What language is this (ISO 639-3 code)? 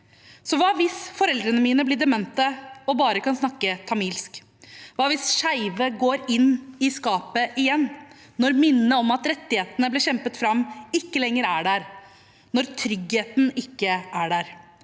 nor